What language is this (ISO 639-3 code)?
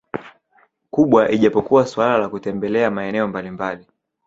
swa